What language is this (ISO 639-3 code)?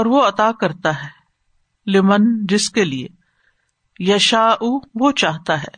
urd